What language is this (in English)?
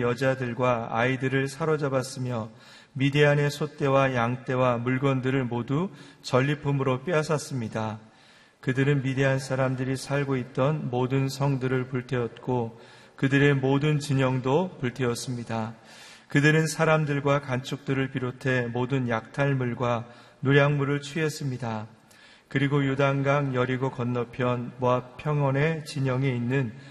Korean